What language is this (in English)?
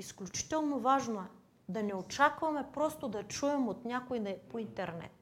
Bulgarian